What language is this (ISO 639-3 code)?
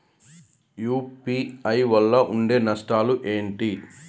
tel